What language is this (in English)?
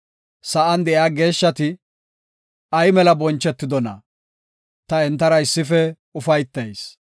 Gofa